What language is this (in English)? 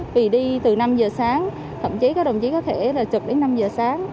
Vietnamese